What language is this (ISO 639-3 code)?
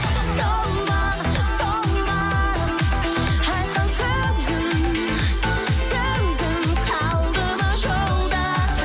kaz